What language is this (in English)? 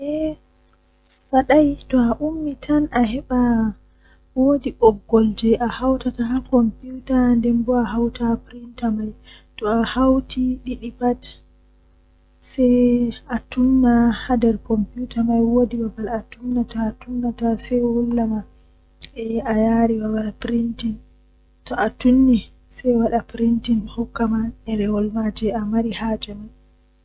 Western Niger Fulfulde